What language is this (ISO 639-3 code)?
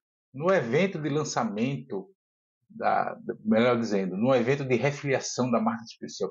por